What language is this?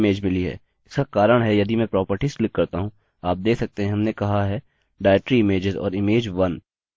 Hindi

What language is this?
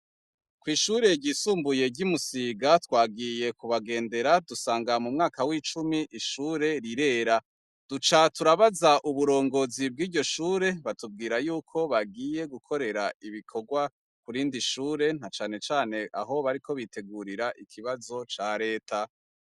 Rundi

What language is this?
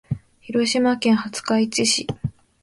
Japanese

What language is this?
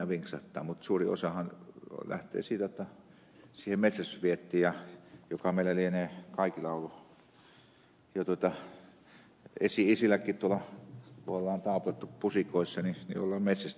Finnish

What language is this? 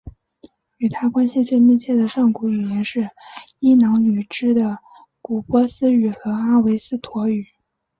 Chinese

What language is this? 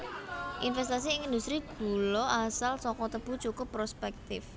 Javanese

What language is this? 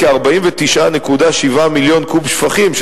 Hebrew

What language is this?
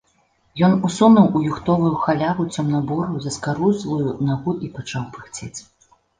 Belarusian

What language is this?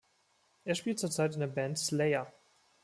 German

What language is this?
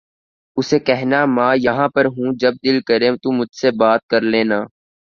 Urdu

